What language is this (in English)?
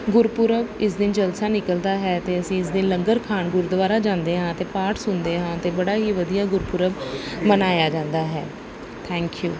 Punjabi